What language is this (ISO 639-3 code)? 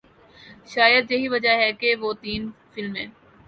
urd